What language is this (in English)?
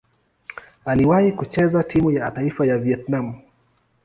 Swahili